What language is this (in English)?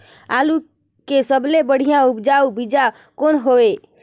Chhattisgarhi